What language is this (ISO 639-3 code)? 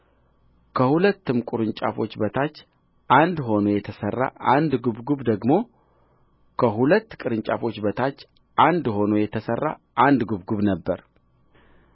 amh